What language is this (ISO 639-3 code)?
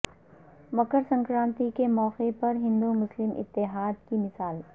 urd